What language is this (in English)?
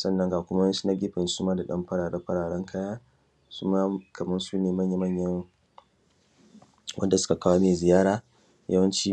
Hausa